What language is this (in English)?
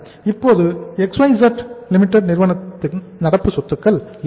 Tamil